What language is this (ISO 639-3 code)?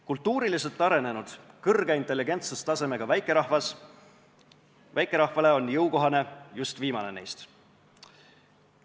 est